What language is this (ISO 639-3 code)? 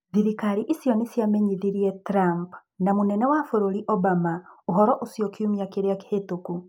kik